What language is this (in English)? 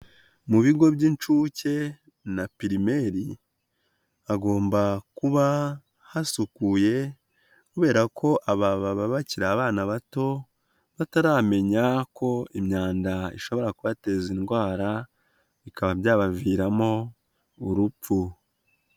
Kinyarwanda